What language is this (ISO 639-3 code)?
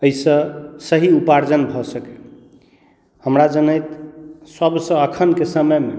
mai